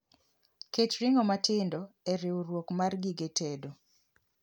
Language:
Luo (Kenya and Tanzania)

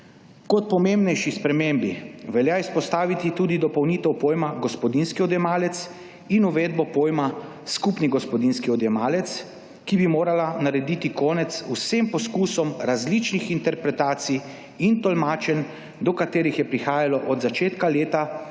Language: Slovenian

